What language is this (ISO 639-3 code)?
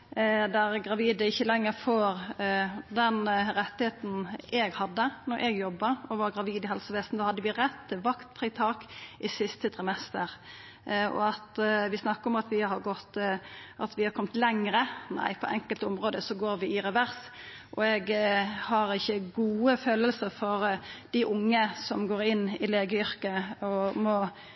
nno